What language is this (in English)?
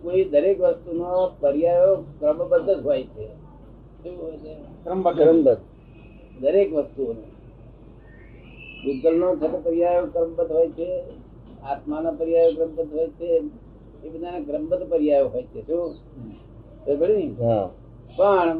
Gujarati